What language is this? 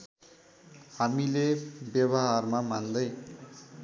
Nepali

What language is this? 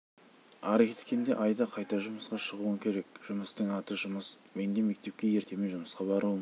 Kazakh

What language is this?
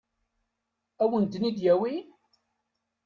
Kabyle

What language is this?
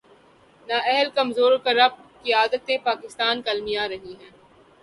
Urdu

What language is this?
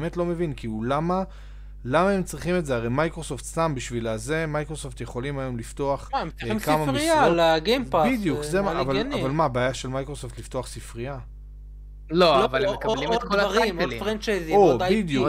Hebrew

